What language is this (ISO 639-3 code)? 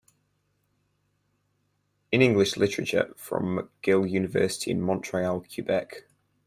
eng